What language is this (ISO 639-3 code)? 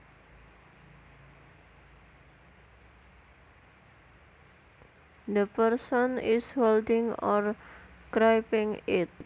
jav